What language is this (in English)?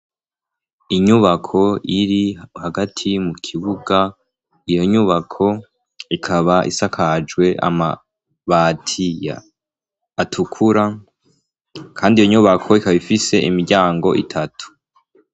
Rundi